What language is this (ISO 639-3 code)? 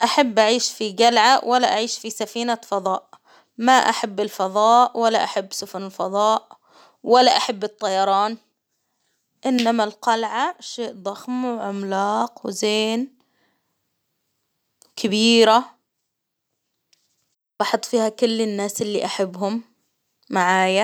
acw